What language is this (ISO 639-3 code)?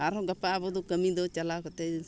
sat